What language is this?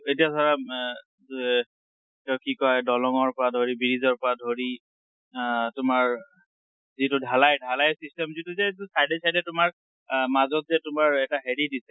Assamese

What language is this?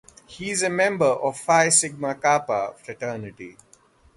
English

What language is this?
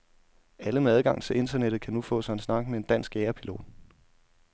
Danish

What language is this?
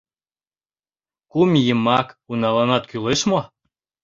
Mari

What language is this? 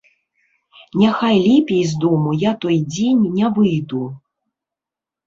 Belarusian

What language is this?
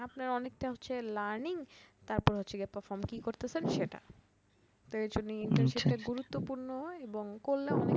Bangla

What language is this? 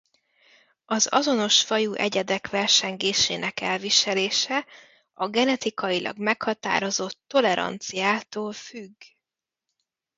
Hungarian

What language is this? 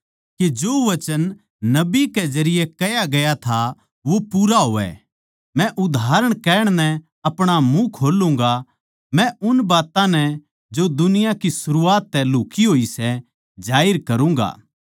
Haryanvi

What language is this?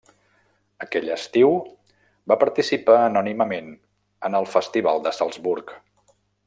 Catalan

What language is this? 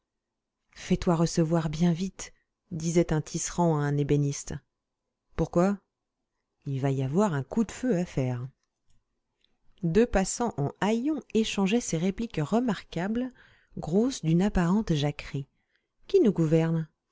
French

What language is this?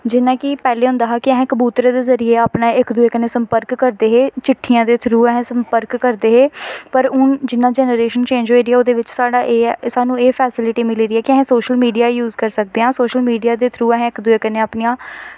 Dogri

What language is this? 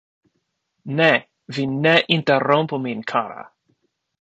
Esperanto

